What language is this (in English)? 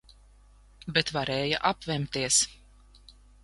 Latvian